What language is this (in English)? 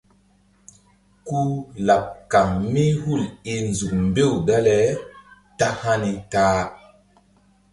Mbum